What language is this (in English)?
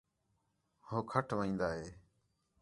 Khetrani